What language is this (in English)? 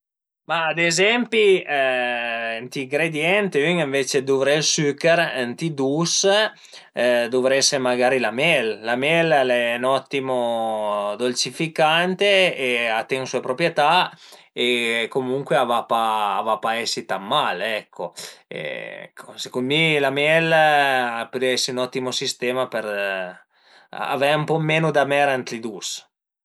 Piedmontese